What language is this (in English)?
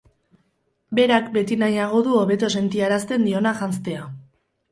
Basque